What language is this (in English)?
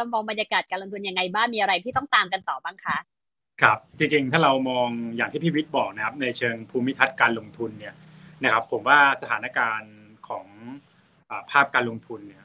Thai